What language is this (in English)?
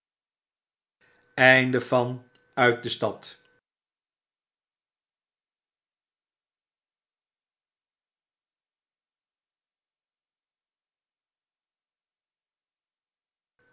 Dutch